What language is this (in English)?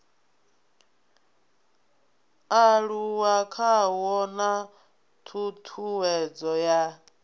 Venda